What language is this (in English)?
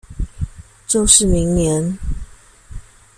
Chinese